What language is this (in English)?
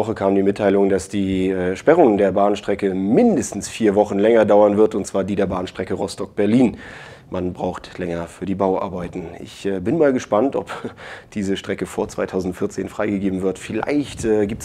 German